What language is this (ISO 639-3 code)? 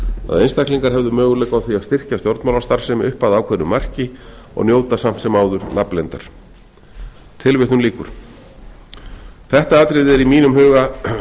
isl